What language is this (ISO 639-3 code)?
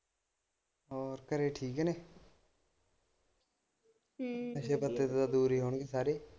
pan